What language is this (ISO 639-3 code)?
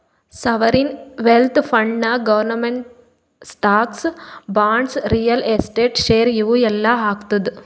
kan